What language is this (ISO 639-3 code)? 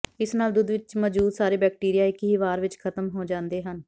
pan